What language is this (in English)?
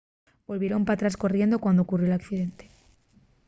Asturian